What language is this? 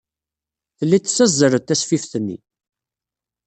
Kabyle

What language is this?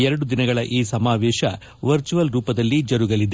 Kannada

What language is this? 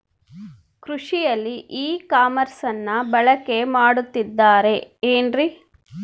Kannada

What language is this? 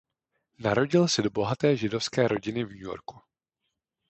Czech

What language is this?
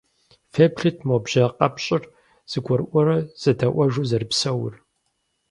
Kabardian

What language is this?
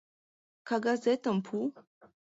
Mari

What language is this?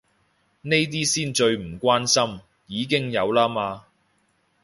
Cantonese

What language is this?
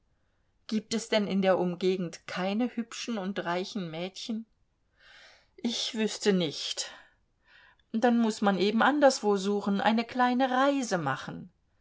German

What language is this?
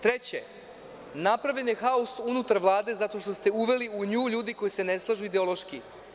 Serbian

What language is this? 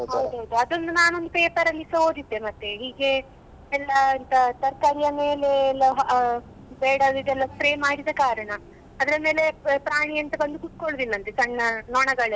Kannada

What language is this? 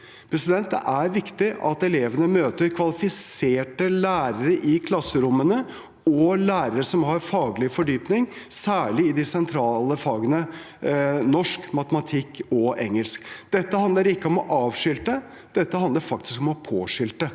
Norwegian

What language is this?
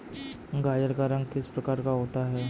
Hindi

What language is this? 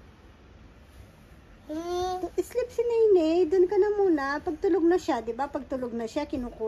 Filipino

